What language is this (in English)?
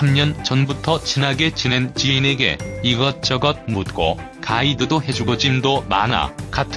Korean